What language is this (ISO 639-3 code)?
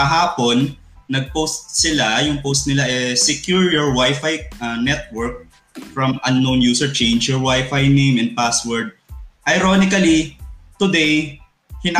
fil